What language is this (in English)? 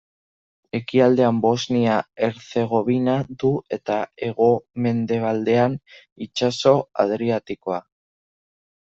Basque